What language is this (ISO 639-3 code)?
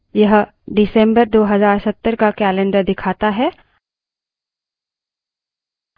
hin